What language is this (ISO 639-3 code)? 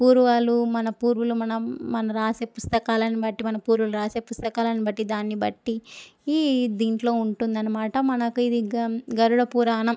tel